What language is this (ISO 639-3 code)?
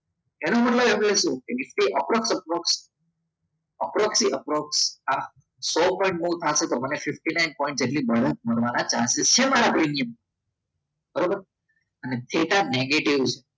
guj